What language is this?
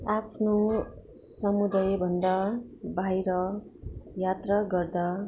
Nepali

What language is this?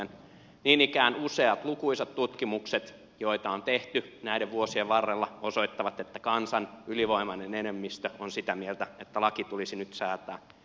Finnish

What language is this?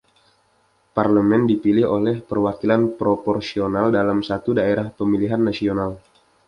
Indonesian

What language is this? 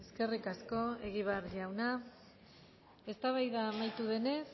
Basque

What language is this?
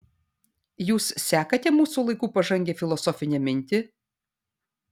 Lithuanian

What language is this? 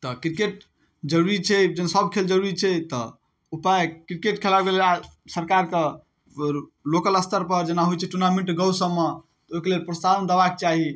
Maithili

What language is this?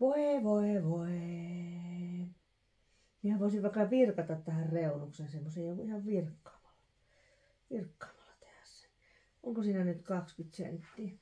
Finnish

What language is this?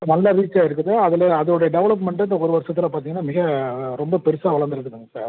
Tamil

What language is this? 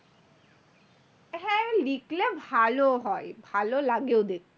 Bangla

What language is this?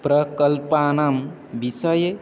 Sanskrit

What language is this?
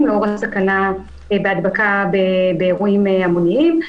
Hebrew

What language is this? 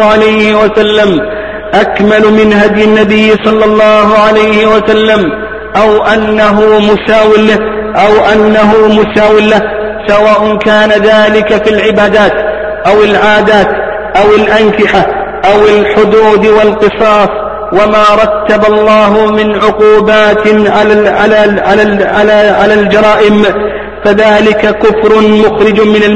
Arabic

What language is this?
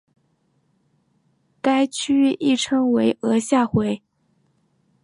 Chinese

